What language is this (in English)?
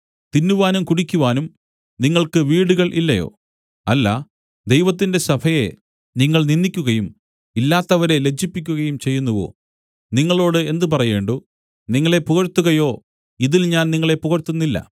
Malayalam